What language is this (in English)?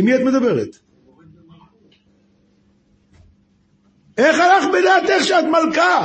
Hebrew